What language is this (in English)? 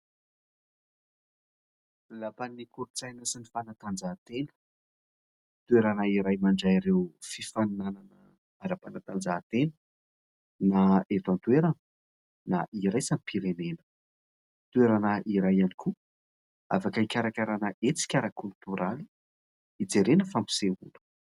Malagasy